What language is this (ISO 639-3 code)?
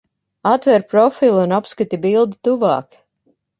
lav